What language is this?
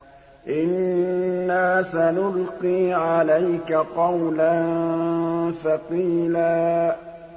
Arabic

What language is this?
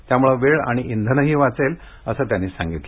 Marathi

